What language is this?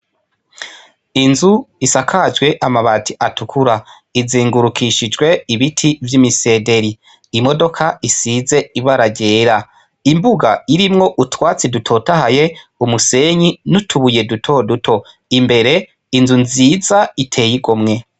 Rundi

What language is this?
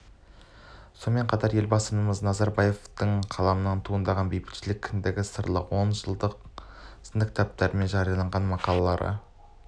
Kazakh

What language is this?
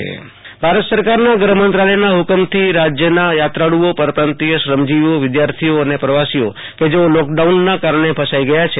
Gujarati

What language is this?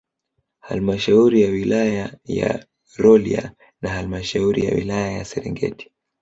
Swahili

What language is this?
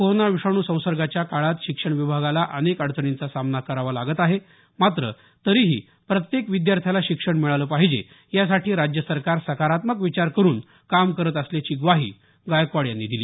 Marathi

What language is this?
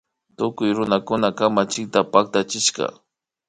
Imbabura Highland Quichua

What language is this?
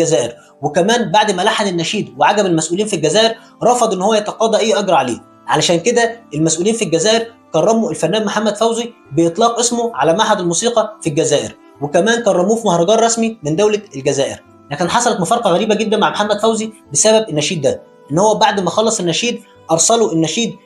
Arabic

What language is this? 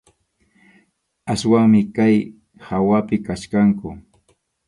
Arequipa-La Unión Quechua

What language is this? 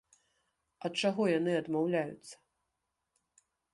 Belarusian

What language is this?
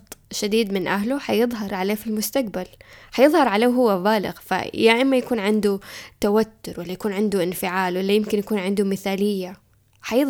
Arabic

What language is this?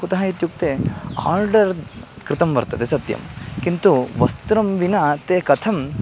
Sanskrit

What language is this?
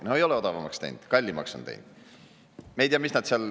Estonian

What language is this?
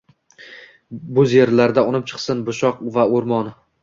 Uzbek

